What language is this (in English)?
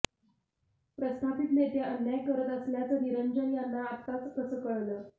Marathi